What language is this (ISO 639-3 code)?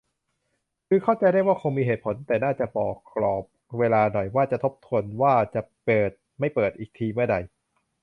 tha